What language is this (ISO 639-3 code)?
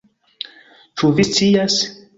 epo